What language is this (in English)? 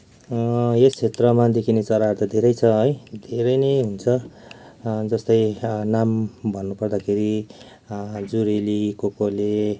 Nepali